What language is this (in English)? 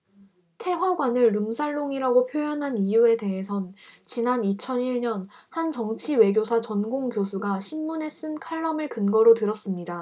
Korean